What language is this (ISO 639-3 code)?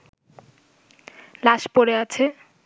ben